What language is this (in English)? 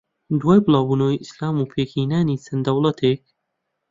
Central Kurdish